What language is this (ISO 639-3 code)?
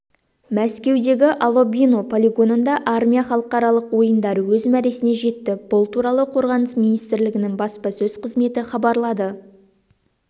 kaz